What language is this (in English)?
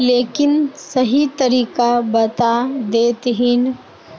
Magahi